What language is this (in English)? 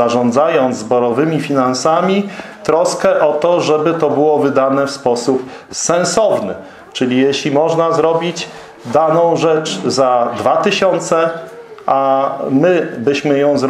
Polish